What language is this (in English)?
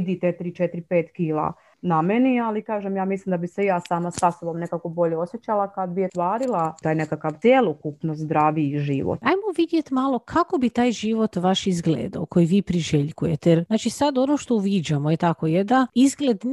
Croatian